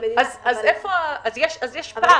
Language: Hebrew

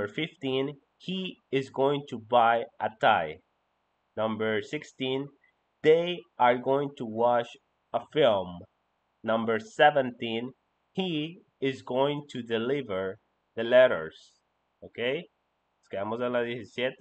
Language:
Spanish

